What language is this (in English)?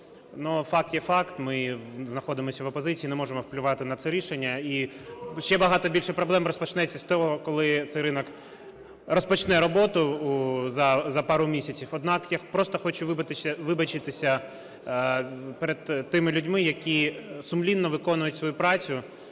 Ukrainian